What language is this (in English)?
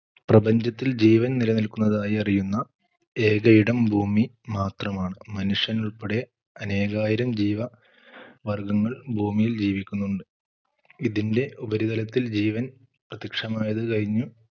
Malayalam